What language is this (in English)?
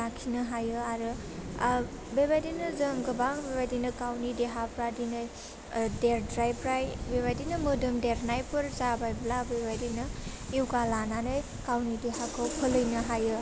Bodo